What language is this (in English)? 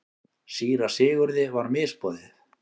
Icelandic